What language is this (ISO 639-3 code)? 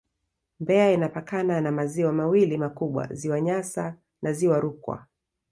swa